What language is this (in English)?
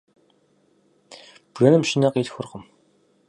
Kabardian